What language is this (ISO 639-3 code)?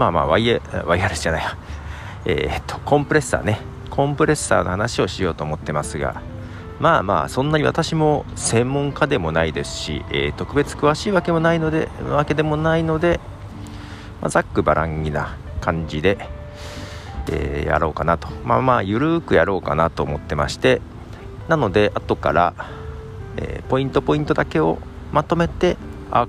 jpn